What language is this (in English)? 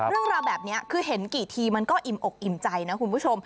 Thai